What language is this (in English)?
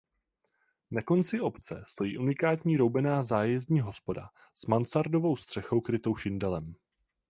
Czech